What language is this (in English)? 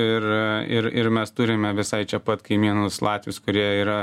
Lithuanian